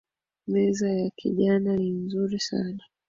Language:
Swahili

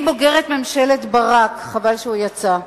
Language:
Hebrew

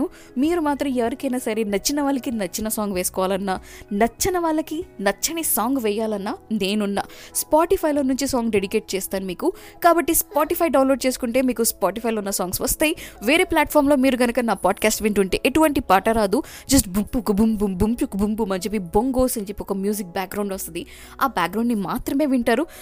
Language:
Telugu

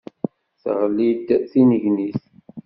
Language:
Kabyle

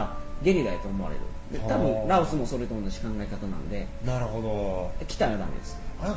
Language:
Japanese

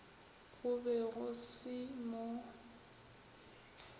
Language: Northern Sotho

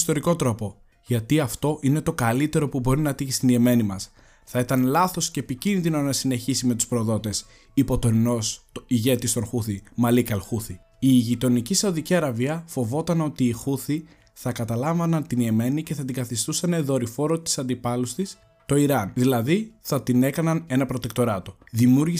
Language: Greek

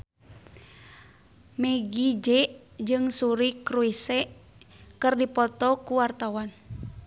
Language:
Sundanese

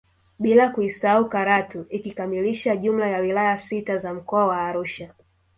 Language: Swahili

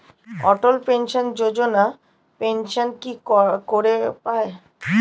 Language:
Bangla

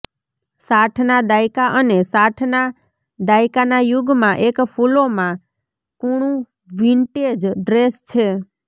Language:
Gujarati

